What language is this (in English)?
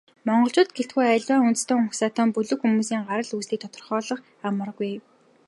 Mongolian